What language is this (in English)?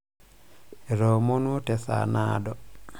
Masai